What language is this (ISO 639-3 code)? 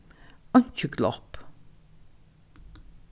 fao